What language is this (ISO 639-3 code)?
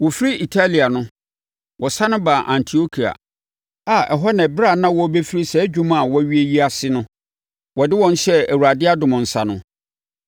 aka